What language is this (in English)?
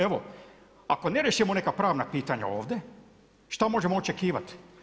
Croatian